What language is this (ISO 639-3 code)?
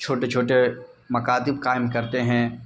urd